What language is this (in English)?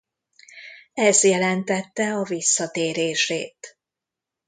Hungarian